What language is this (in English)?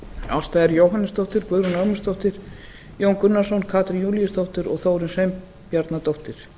Icelandic